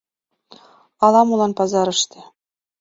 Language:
Mari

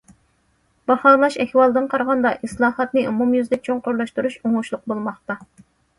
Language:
Uyghur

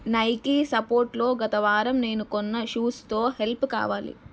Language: Telugu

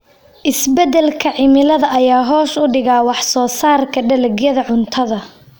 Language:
Somali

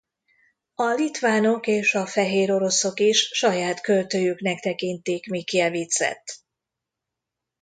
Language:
Hungarian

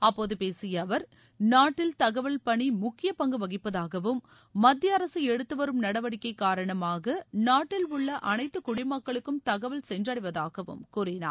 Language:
Tamil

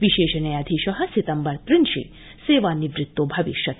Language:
Sanskrit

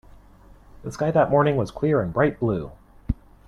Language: English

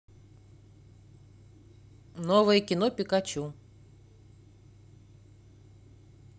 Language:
Russian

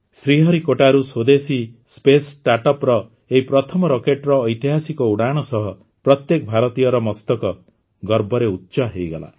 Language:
Odia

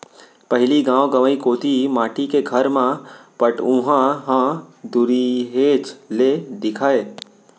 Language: Chhattisgarhi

